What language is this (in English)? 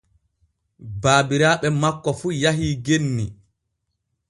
Borgu Fulfulde